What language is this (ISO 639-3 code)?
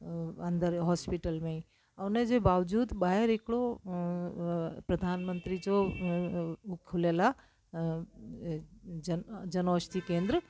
snd